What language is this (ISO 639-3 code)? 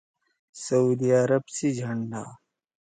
trw